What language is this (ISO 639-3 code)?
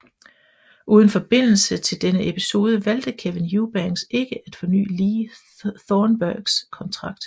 dan